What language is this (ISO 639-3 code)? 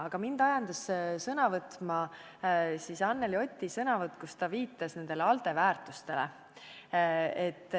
est